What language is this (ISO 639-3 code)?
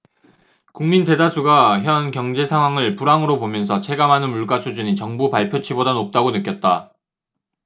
kor